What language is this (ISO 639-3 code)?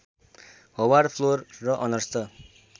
nep